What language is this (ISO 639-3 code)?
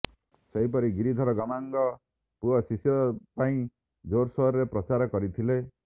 ori